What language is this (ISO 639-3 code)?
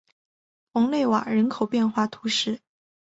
zho